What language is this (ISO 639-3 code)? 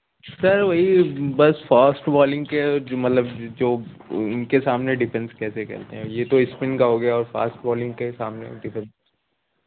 urd